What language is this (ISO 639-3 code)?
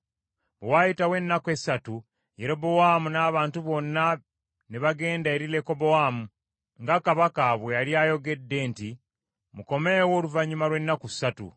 lug